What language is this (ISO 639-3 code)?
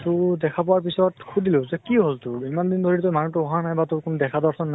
asm